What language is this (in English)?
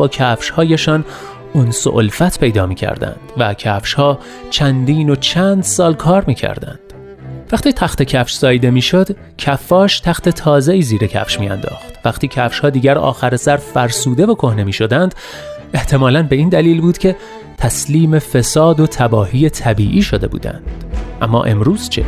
Persian